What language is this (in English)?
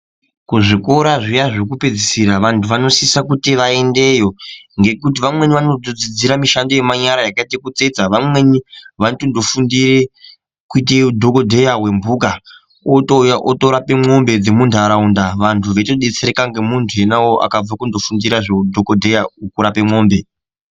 Ndau